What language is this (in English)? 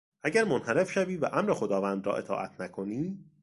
Persian